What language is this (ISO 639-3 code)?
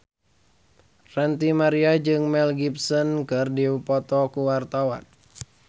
sun